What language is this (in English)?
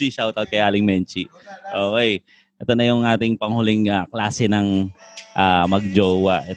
Filipino